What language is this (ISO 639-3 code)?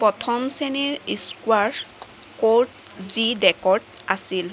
asm